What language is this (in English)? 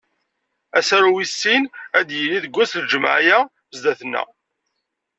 Kabyle